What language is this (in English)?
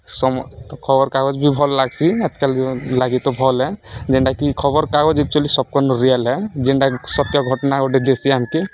Odia